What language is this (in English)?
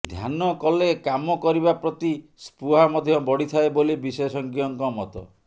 Odia